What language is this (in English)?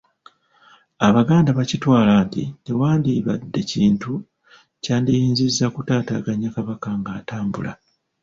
Ganda